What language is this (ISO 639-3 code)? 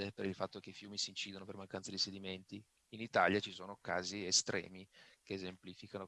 ita